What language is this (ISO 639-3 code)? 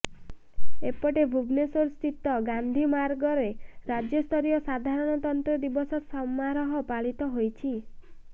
ori